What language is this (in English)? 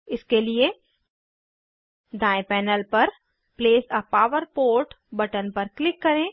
Hindi